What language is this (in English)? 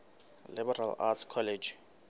Southern Sotho